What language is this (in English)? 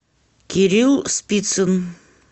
Russian